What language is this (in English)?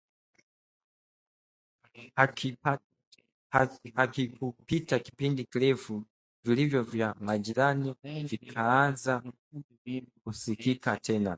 Swahili